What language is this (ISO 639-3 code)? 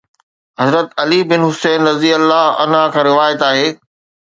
snd